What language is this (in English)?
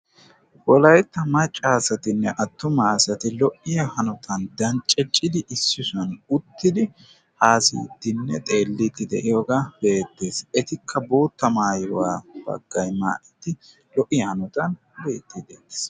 Wolaytta